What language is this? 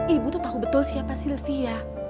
Indonesian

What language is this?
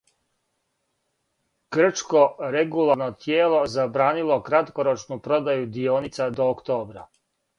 Serbian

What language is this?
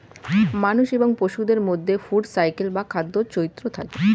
Bangla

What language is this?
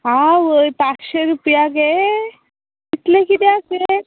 Konkani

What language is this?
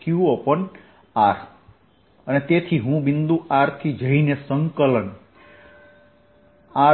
Gujarati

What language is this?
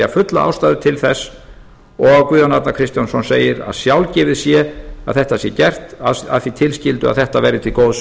Icelandic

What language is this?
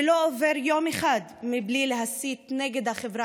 Hebrew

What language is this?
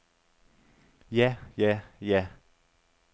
Danish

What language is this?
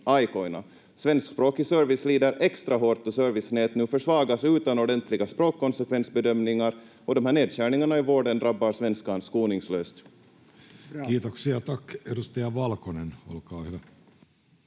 Finnish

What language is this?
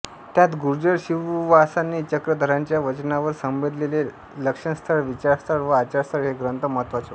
Marathi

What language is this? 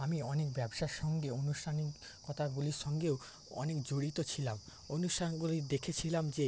Bangla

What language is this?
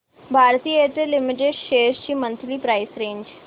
Marathi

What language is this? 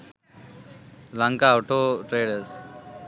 Sinhala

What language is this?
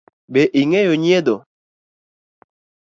Luo (Kenya and Tanzania)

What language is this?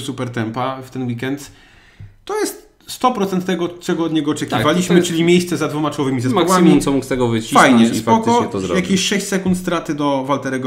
Polish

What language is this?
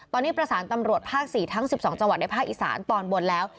Thai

